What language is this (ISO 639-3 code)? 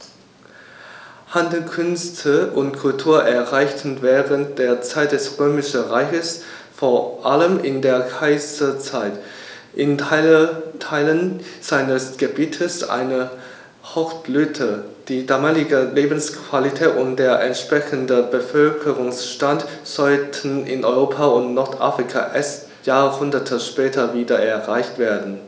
deu